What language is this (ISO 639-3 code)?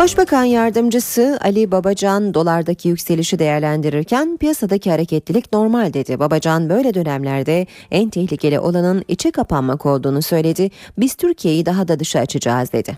tur